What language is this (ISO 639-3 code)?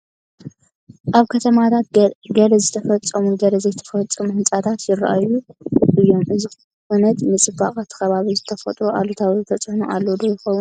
tir